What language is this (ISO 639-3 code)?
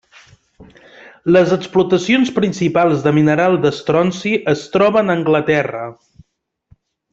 cat